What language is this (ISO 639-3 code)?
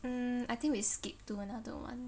eng